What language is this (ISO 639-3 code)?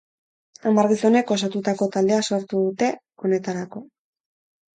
eus